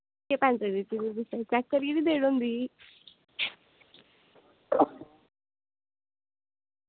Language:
Dogri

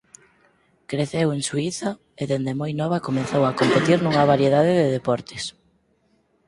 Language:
Galician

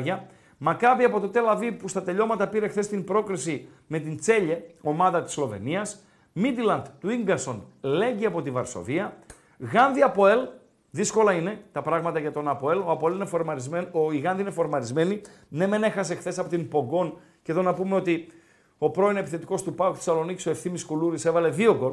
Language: Greek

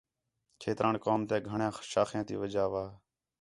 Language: Khetrani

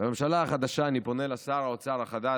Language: Hebrew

